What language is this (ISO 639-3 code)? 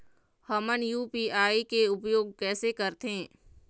hne